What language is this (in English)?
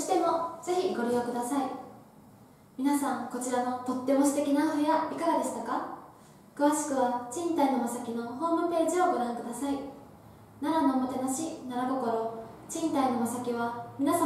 Japanese